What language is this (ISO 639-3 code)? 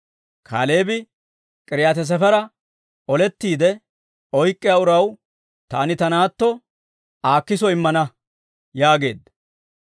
dwr